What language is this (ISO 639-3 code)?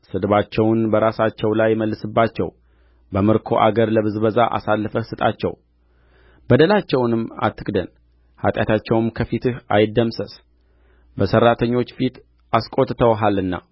amh